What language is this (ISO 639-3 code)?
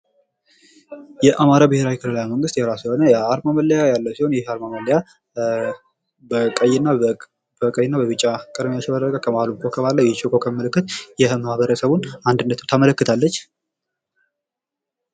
amh